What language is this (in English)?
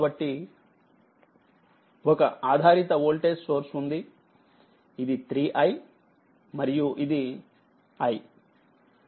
Telugu